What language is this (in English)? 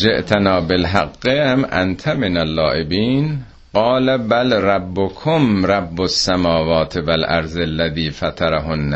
Persian